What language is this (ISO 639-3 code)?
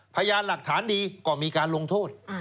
tha